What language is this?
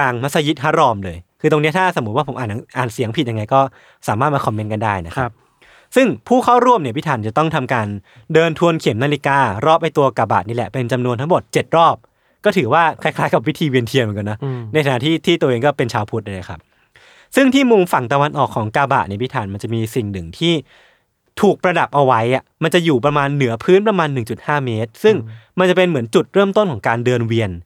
Thai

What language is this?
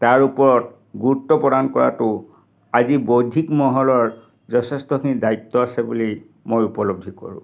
Assamese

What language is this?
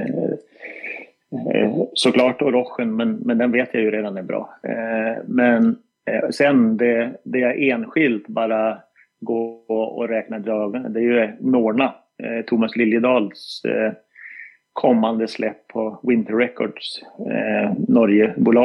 Swedish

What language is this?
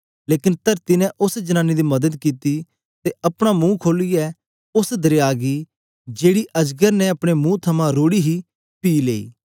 Dogri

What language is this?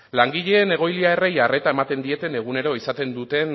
Basque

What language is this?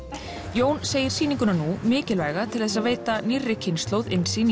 Icelandic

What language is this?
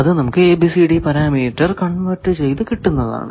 Malayalam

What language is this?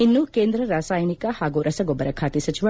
Kannada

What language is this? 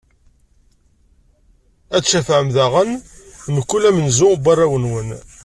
Kabyle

